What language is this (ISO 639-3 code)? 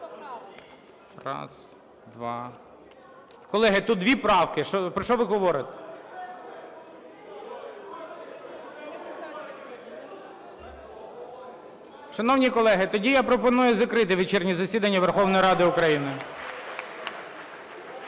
ukr